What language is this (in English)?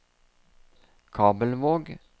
Norwegian